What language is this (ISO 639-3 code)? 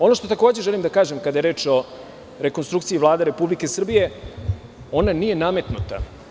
srp